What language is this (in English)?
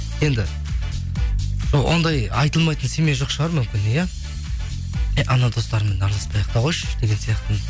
Kazakh